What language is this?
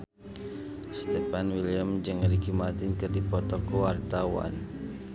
Sundanese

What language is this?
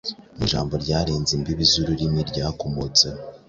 Kinyarwanda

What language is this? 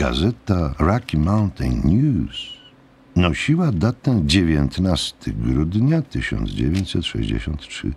Polish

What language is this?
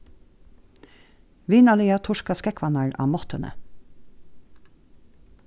Faroese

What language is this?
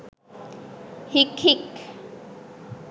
Sinhala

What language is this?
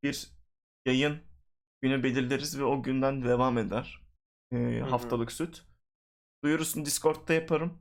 Turkish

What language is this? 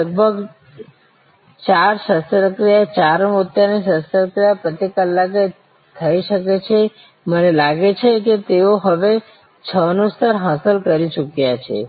Gujarati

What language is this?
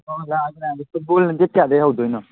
Manipuri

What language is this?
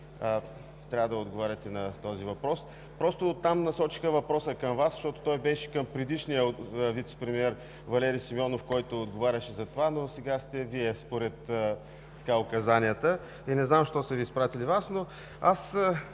Bulgarian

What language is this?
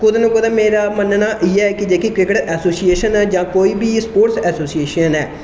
Dogri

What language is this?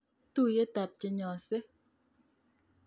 Kalenjin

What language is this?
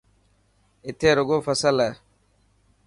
Dhatki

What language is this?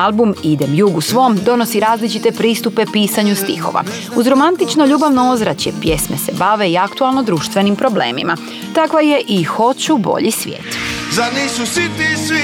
Croatian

